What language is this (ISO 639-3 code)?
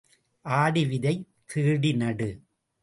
tam